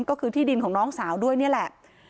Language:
Thai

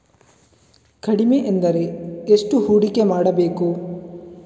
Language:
Kannada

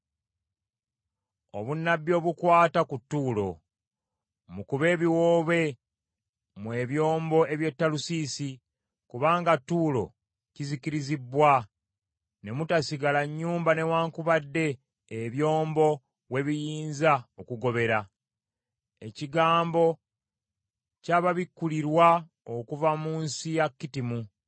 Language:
Ganda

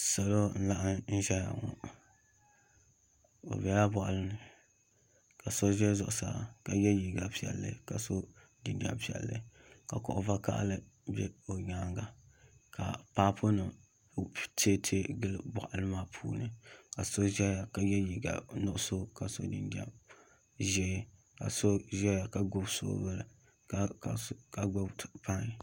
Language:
Dagbani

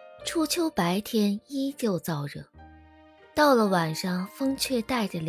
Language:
Chinese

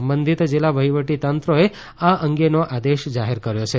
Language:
Gujarati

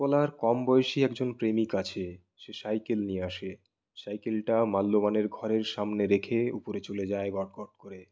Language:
Bangla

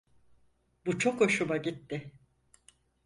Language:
Turkish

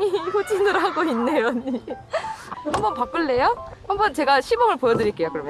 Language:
Korean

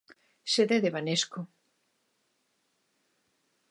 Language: Galician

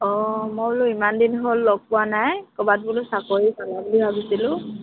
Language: Assamese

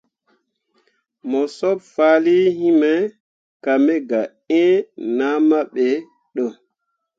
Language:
Mundang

